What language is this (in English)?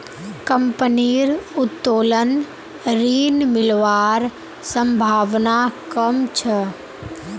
Magahi